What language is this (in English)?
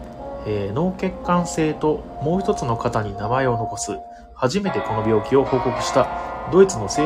Japanese